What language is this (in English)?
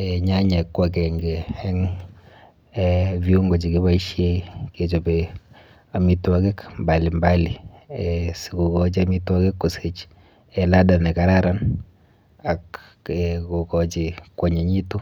Kalenjin